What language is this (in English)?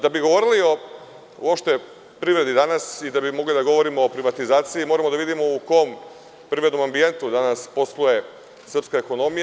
Serbian